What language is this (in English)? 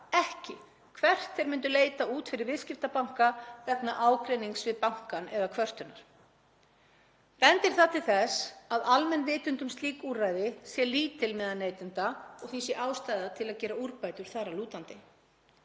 Icelandic